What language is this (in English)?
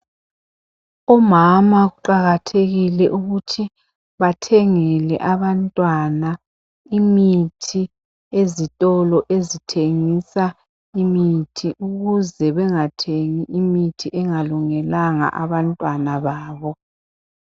North Ndebele